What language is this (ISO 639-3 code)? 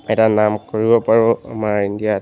asm